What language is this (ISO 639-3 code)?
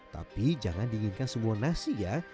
ind